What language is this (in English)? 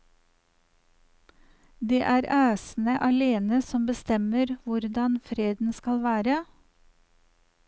Norwegian